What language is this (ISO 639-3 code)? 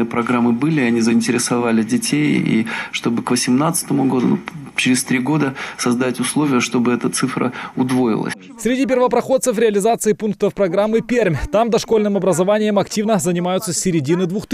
rus